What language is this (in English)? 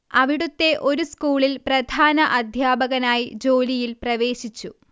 Malayalam